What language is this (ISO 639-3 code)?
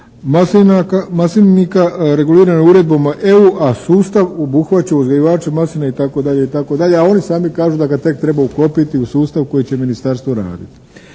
hrv